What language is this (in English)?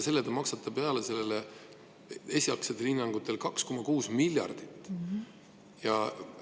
Estonian